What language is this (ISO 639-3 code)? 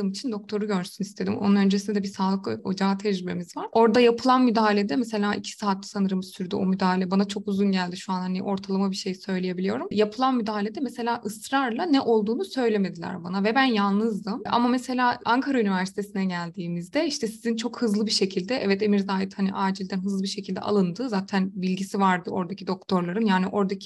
tur